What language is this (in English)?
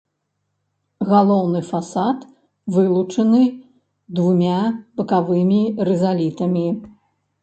Belarusian